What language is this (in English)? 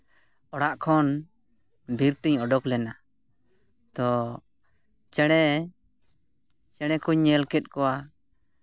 Santali